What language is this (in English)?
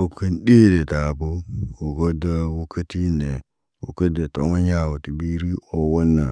Naba